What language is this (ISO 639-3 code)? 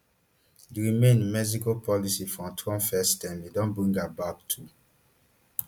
pcm